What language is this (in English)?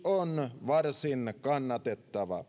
Finnish